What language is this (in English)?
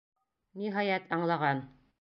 Bashkir